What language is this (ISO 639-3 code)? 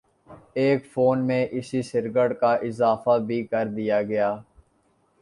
urd